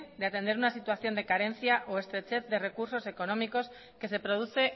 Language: Spanish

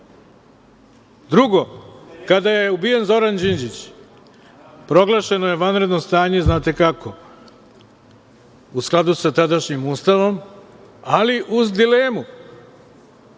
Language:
Serbian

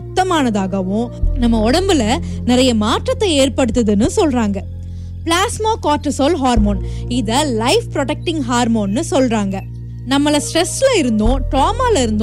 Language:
Tamil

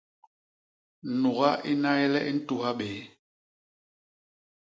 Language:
Basaa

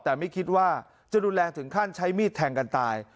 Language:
Thai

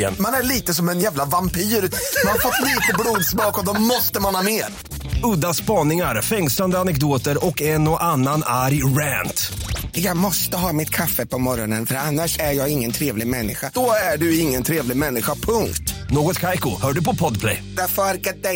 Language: Swedish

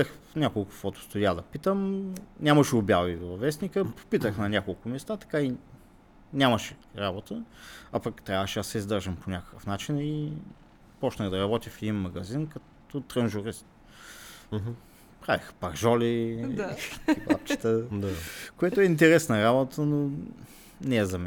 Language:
Bulgarian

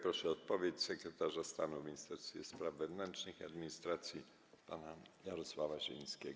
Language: Polish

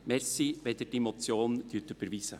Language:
Swiss German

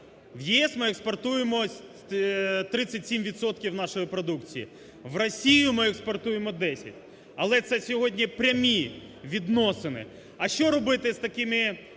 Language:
Ukrainian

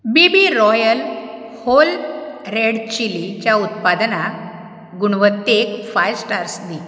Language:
Konkani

